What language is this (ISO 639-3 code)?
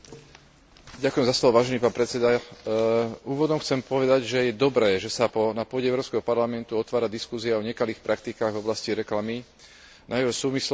slk